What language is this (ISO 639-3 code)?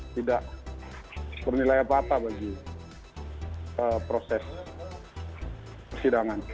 ind